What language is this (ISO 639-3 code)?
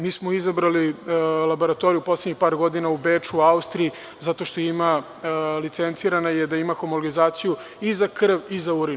srp